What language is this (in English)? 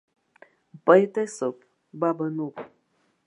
Abkhazian